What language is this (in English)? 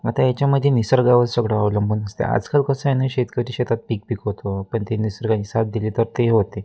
Marathi